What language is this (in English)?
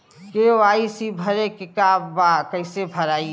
Bhojpuri